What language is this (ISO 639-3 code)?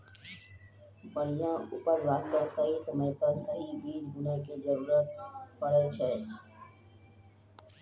mai